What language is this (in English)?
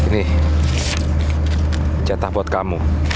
Indonesian